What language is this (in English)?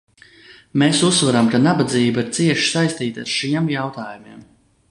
Latvian